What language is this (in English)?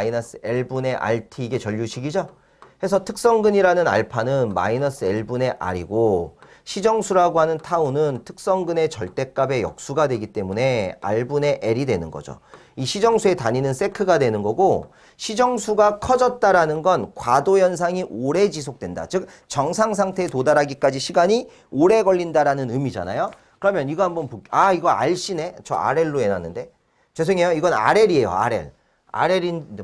Korean